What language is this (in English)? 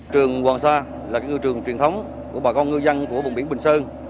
Vietnamese